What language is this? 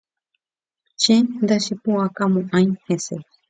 Guarani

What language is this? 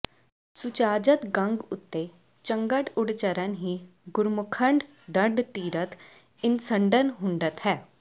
Punjabi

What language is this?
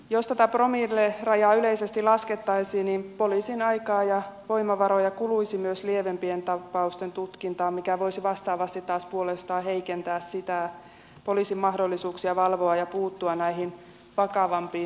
Finnish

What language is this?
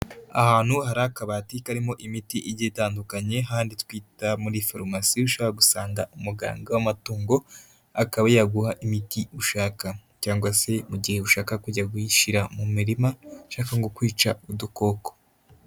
Kinyarwanda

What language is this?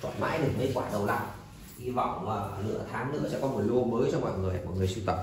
Vietnamese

